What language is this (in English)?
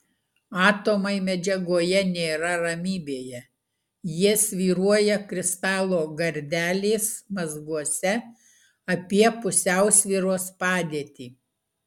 Lithuanian